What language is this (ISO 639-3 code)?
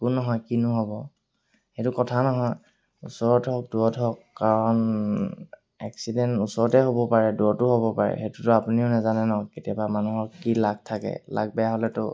asm